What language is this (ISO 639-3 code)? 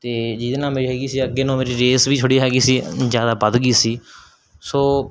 pan